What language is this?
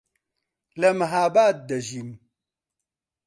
Central Kurdish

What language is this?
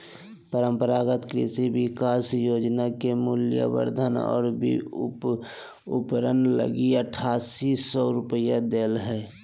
Magahi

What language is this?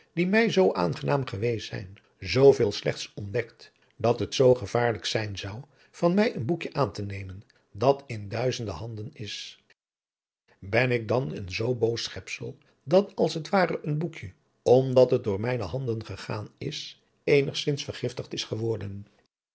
Dutch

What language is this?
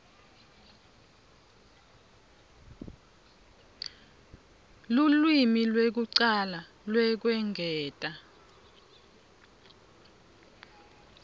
Swati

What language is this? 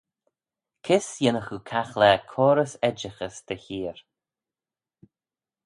Manx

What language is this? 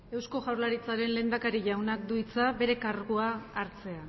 Basque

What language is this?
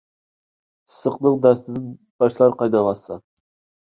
Uyghur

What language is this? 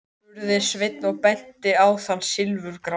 Icelandic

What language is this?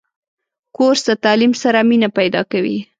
Pashto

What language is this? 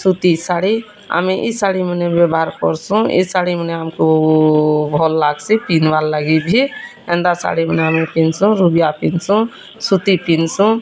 Odia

